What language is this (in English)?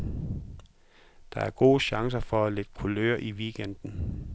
Danish